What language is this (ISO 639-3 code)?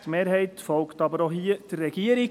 gsw